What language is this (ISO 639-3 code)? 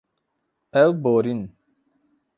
kur